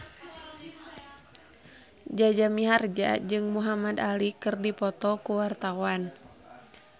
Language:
Sundanese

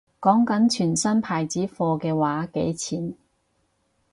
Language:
Cantonese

